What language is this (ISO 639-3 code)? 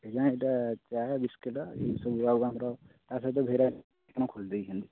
ori